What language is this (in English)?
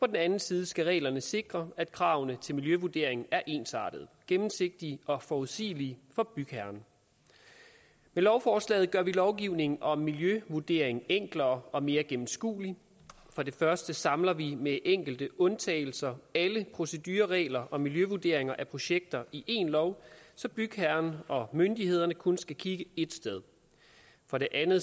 Danish